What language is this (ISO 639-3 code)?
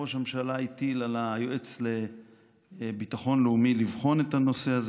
heb